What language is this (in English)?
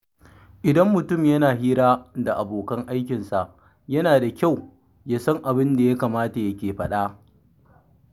Hausa